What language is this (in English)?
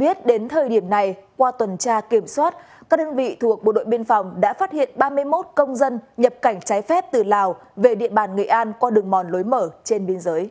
Vietnamese